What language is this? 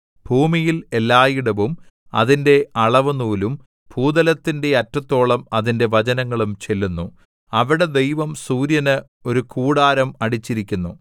Malayalam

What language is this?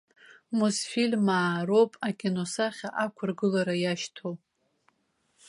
Abkhazian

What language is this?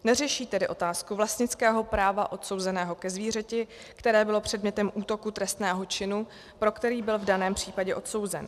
Czech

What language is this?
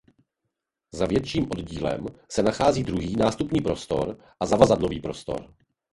Czech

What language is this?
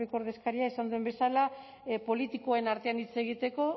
Basque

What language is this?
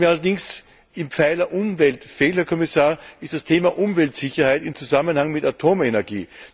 German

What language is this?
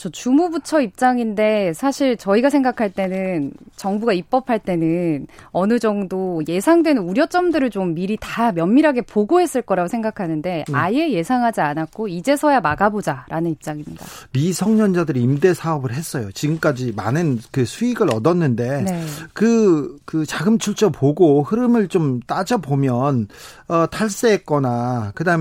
Korean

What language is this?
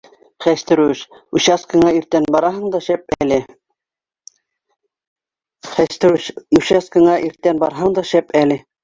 Bashkir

